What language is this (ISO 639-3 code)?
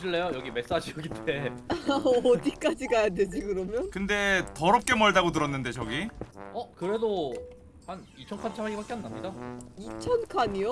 kor